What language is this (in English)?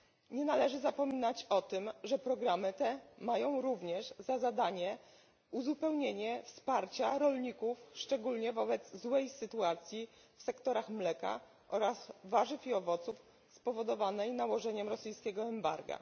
Polish